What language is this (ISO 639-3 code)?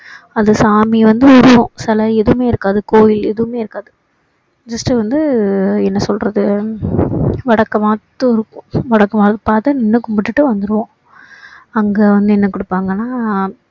tam